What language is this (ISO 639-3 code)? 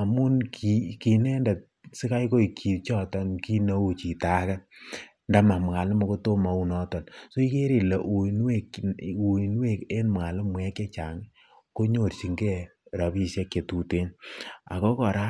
kln